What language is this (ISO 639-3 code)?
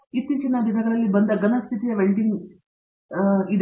kan